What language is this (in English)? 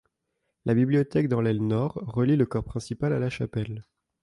French